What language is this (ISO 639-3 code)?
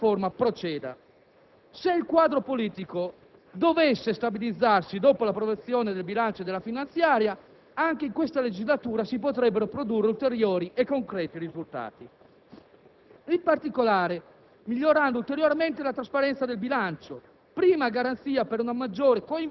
ita